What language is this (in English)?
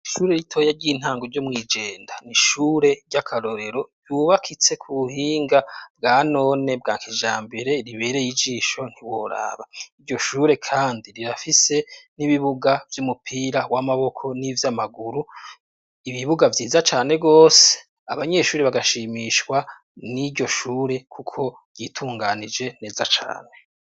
Rundi